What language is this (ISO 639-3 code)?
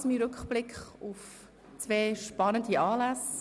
gsw